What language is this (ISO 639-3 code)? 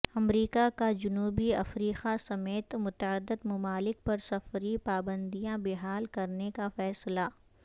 urd